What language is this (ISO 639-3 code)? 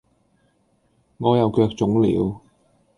yue